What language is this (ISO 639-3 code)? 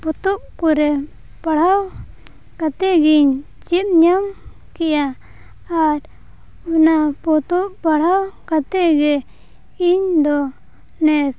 sat